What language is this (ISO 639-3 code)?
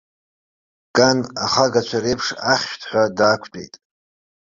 abk